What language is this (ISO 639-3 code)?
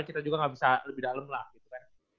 ind